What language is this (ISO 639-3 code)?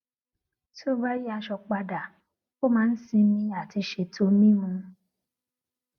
yor